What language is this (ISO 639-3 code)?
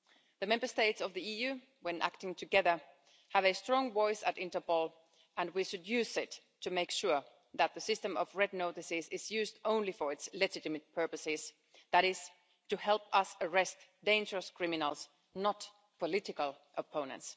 eng